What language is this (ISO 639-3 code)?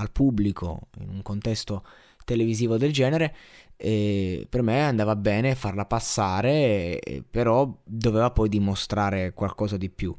ita